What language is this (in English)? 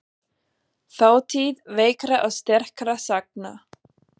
Icelandic